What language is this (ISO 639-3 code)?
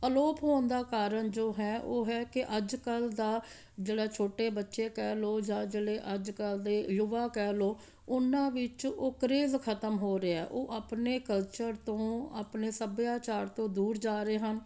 pan